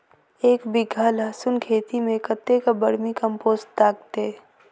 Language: Maithili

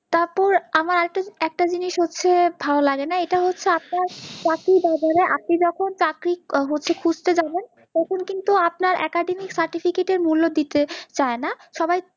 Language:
Bangla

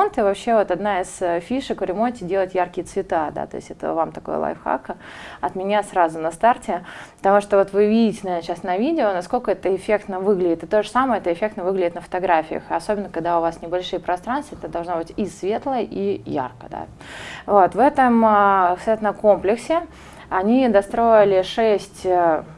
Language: Russian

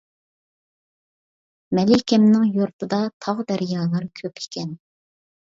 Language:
Uyghur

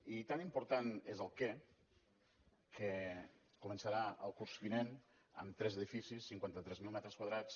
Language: Catalan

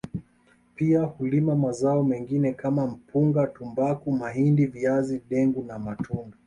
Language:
Swahili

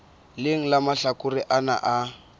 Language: Southern Sotho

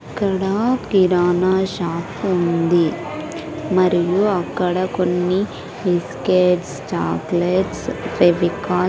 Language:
Telugu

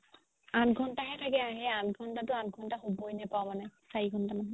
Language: Assamese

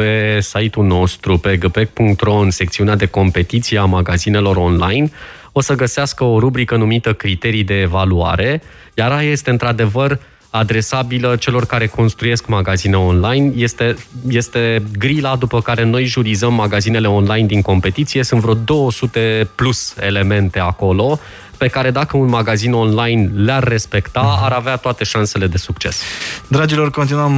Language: Romanian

